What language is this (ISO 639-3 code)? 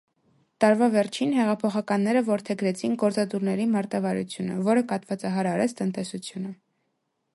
hye